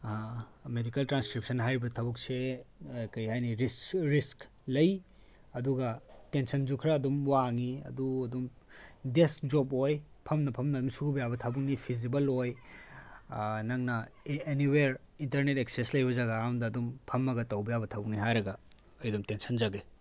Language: Manipuri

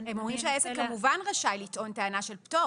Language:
Hebrew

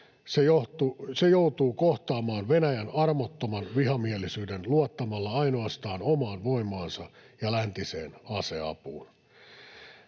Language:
Finnish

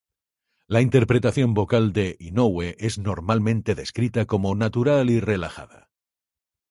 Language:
Spanish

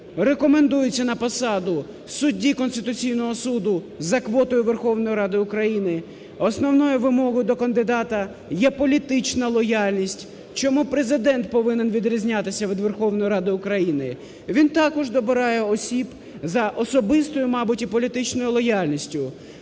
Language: Ukrainian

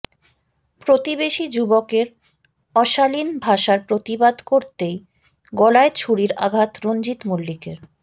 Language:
Bangla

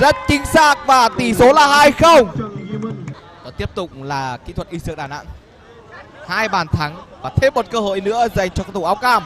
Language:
Vietnamese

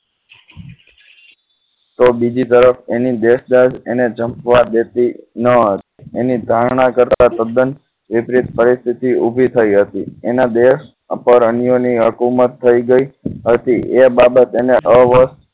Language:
Gujarati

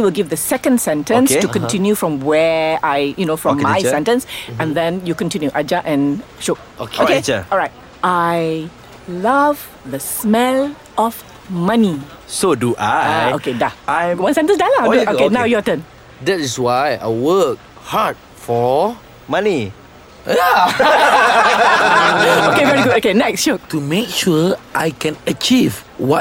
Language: Malay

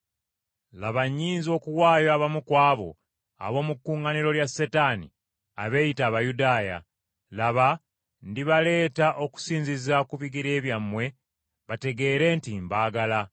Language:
Ganda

